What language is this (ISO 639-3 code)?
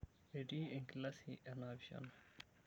mas